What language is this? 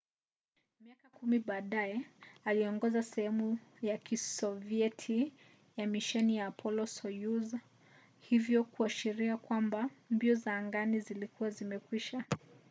Swahili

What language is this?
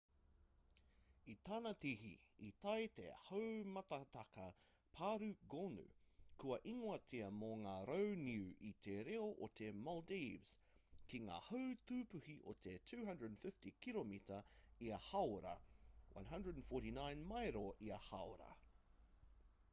Māori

